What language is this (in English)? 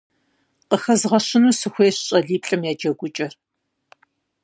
Kabardian